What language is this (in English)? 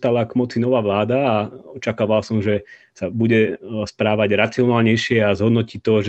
Slovak